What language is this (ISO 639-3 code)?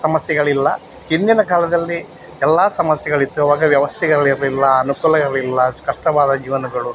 kan